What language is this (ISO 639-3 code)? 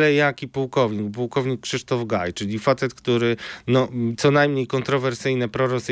pol